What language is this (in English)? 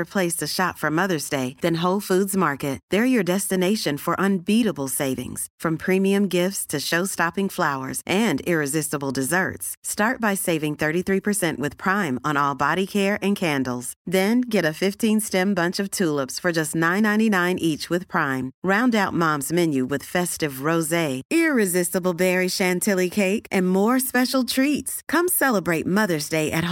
Swedish